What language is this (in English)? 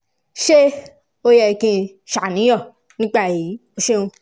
Yoruba